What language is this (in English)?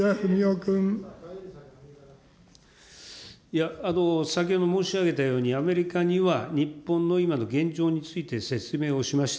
Japanese